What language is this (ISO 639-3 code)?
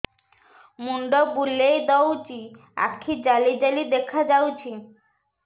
ori